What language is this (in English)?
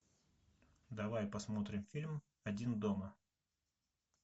Russian